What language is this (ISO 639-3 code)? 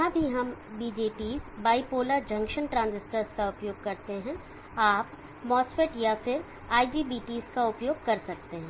hin